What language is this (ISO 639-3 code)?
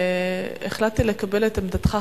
heb